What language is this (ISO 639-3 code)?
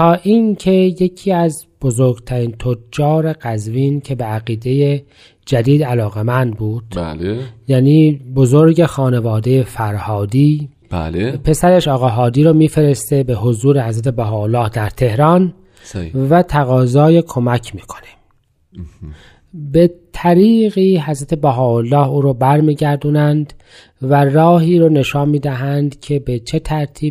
fas